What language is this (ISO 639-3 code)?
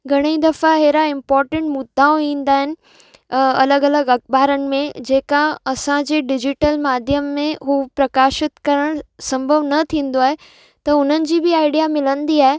snd